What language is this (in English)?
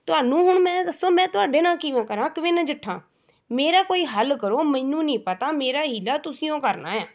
Punjabi